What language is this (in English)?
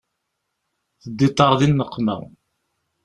Kabyle